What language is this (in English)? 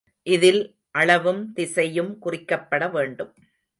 Tamil